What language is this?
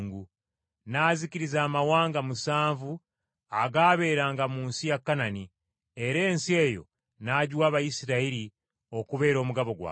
Ganda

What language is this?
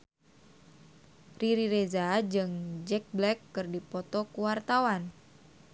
Sundanese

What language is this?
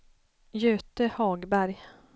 Swedish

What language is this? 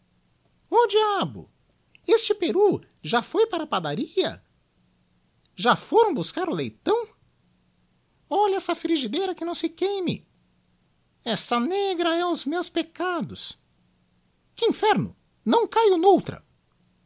Portuguese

